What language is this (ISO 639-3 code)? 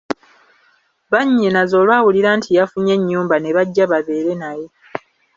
lug